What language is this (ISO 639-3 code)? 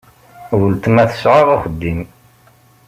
kab